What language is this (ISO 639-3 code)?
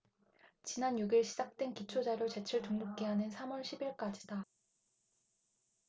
kor